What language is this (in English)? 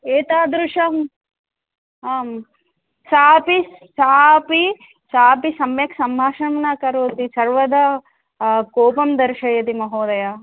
Sanskrit